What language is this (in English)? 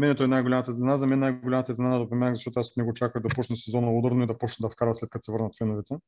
Bulgarian